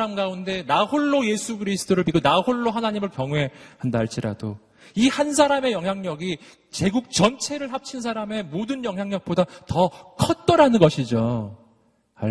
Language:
Korean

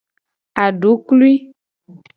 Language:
Gen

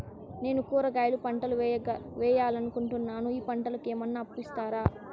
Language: Telugu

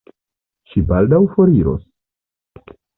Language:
Esperanto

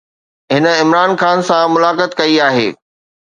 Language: Sindhi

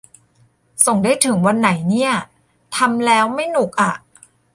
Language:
Thai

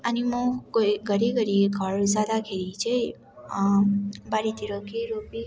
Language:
Nepali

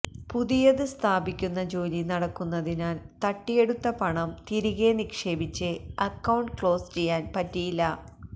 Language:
Malayalam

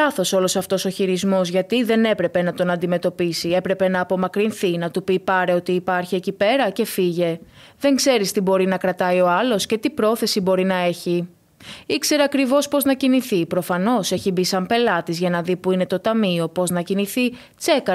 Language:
Greek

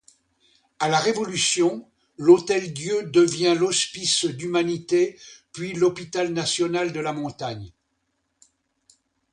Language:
French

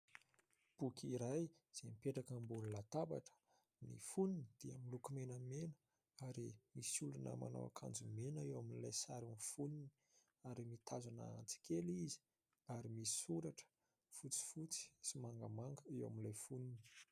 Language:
Malagasy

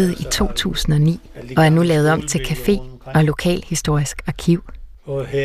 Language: Danish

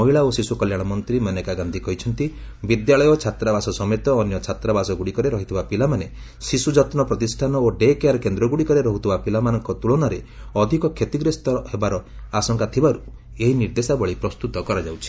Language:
Odia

